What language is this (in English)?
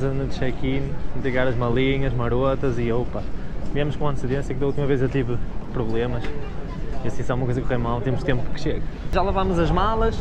Portuguese